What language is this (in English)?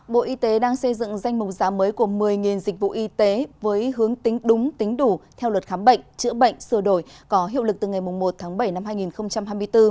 Vietnamese